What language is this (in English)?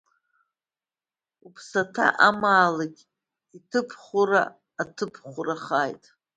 Abkhazian